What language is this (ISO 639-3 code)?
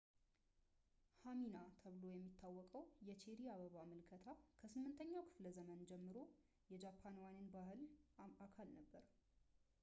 amh